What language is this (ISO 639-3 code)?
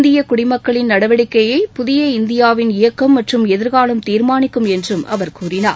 tam